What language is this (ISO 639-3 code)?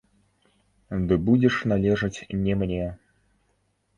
bel